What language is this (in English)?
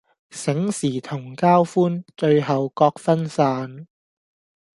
Cantonese